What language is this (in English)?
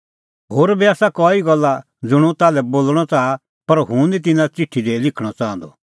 Kullu Pahari